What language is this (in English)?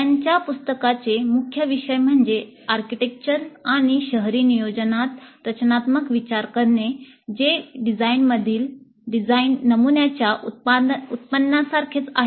Marathi